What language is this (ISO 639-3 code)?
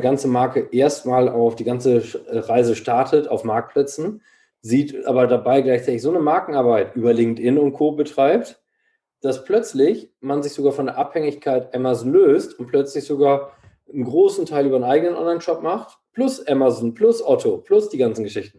deu